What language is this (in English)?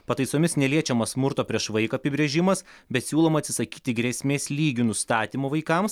Lithuanian